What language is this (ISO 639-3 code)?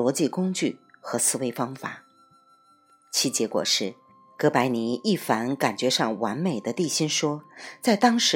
zho